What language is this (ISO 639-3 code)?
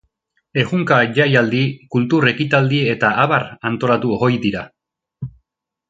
eus